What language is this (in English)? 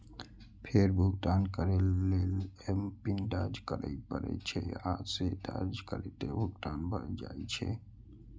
Maithili